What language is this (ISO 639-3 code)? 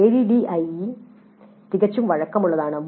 mal